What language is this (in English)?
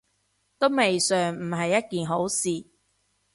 Cantonese